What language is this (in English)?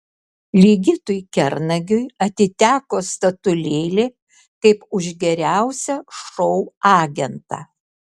Lithuanian